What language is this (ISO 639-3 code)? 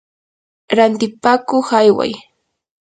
qur